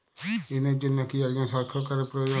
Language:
Bangla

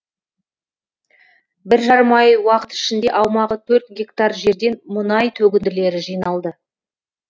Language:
Kazakh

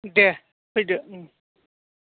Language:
Bodo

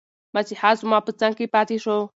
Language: Pashto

